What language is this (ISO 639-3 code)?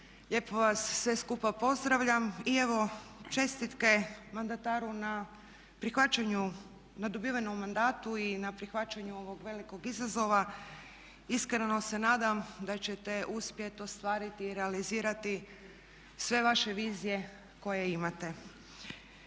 hrv